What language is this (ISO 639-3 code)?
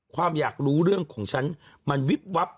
tha